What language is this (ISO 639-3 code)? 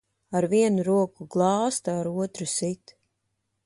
lav